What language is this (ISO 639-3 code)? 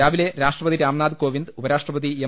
mal